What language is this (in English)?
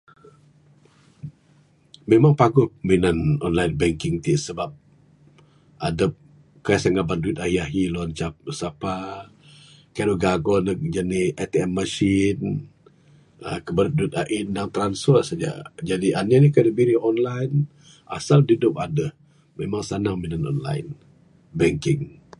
Bukar-Sadung Bidayuh